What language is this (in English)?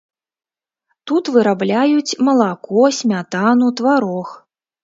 Belarusian